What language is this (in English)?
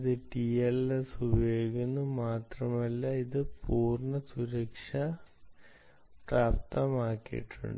Malayalam